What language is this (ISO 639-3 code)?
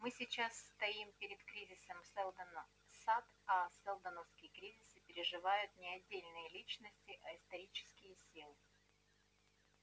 rus